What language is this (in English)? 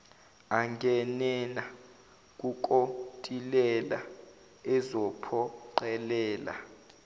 Zulu